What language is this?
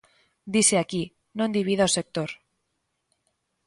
Galician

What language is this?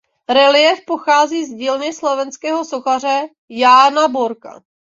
Czech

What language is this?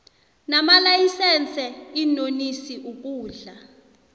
South Ndebele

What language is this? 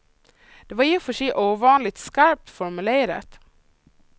Swedish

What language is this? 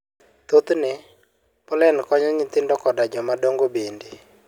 Luo (Kenya and Tanzania)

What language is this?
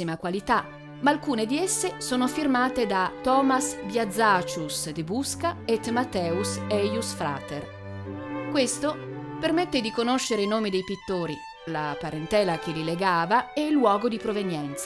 Italian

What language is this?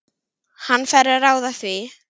Icelandic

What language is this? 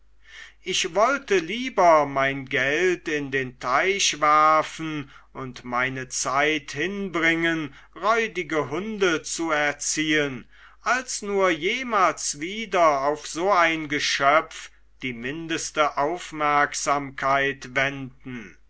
German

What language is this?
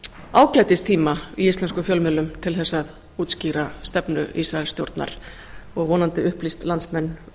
Icelandic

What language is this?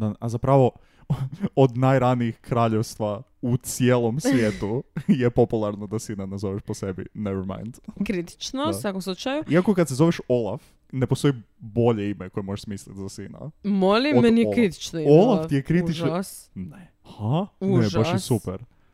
Croatian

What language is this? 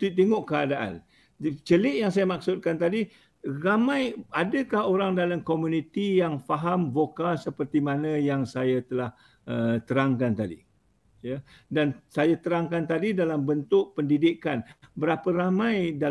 Malay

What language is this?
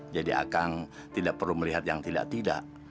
Indonesian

